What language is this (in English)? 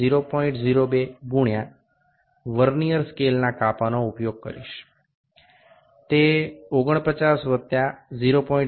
Gujarati